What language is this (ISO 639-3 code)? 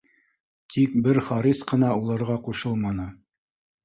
bak